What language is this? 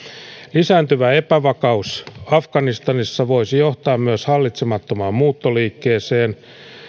Finnish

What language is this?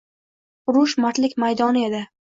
Uzbek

